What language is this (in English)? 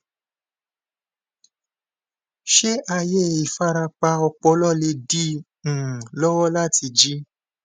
Yoruba